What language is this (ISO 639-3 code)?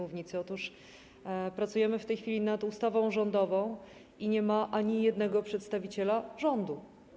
pol